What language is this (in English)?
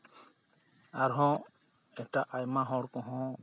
Santali